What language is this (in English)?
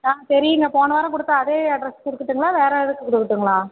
Tamil